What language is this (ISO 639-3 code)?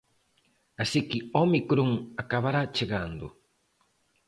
glg